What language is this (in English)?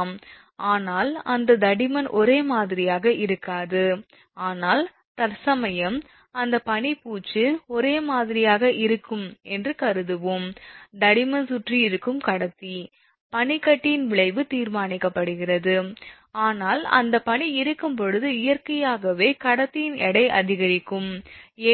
Tamil